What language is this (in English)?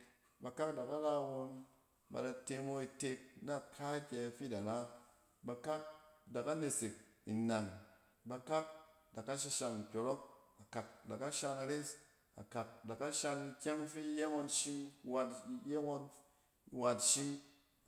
Cen